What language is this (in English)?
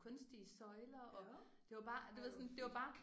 Danish